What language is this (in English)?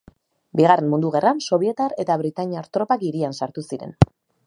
Basque